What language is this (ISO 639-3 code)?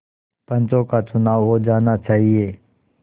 hin